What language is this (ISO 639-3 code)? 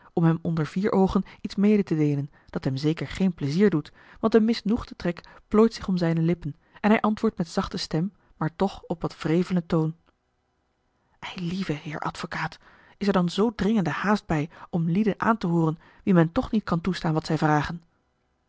nld